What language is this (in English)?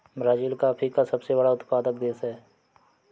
Hindi